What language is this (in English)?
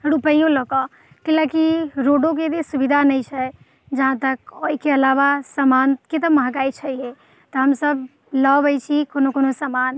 Maithili